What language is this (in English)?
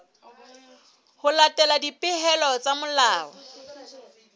Southern Sotho